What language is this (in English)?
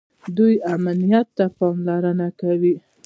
Pashto